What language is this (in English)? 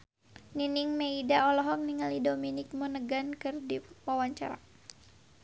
Sundanese